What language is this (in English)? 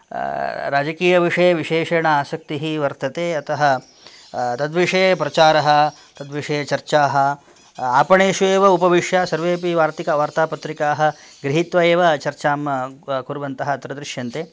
Sanskrit